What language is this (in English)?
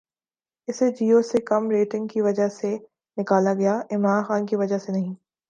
Urdu